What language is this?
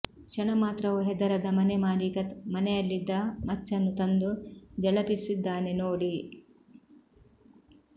Kannada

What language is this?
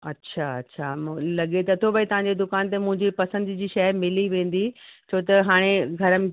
Sindhi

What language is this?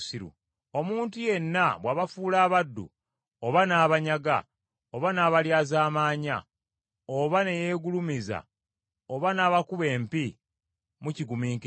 Ganda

